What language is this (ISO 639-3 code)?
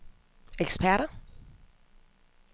dan